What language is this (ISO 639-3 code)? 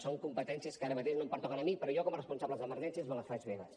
cat